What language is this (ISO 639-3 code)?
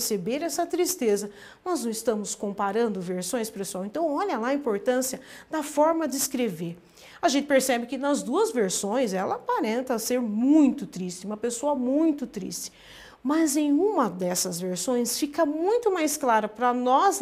por